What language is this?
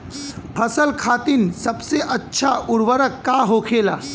Bhojpuri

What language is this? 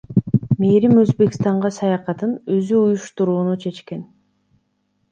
Kyrgyz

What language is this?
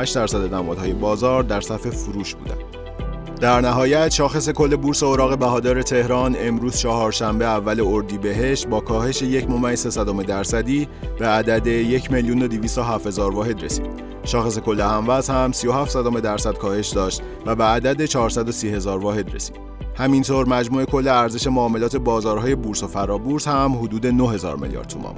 Persian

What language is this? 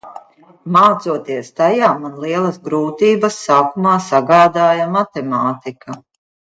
Latvian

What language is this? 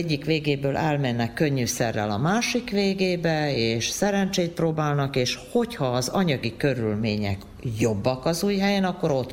Hungarian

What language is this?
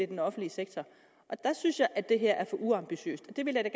Danish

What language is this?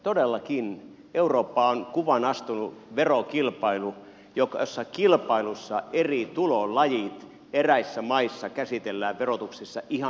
Finnish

